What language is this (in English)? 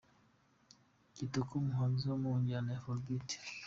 Kinyarwanda